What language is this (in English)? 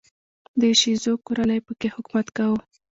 Pashto